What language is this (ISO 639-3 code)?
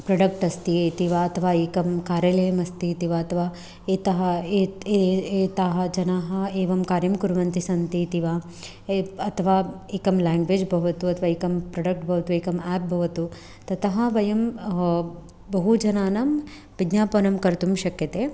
san